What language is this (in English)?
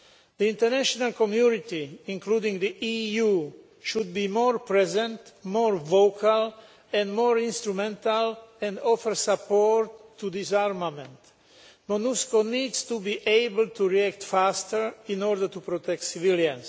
English